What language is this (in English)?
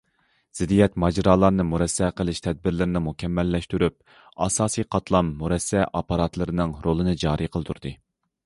Uyghur